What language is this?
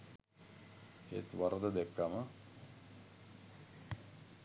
Sinhala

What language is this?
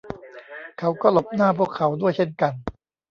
Thai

